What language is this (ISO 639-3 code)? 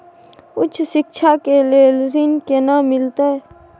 mai